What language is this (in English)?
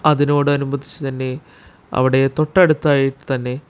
Malayalam